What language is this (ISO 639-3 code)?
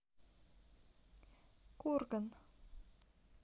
rus